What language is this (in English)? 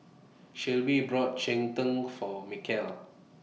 English